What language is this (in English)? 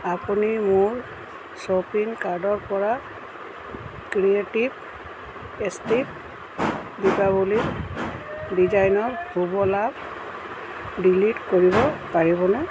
Assamese